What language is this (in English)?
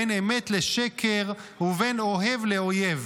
Hebrew